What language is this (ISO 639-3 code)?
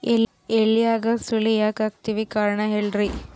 kan